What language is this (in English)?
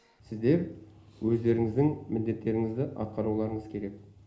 Kazakh